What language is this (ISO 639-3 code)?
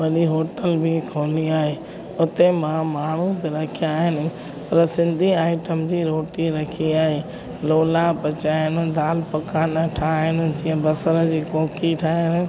snd